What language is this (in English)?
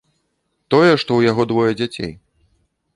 Belarusian